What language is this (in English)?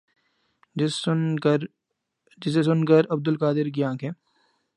Urdu